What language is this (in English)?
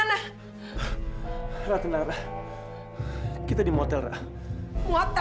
Indonesian